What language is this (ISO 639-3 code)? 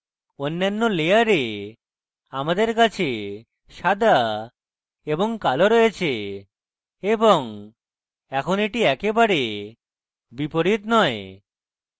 ben